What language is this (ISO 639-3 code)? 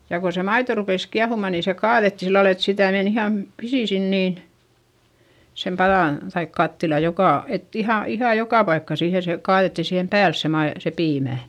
fin